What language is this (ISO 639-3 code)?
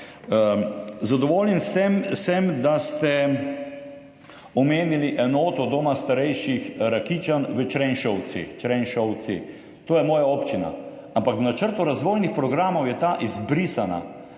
slv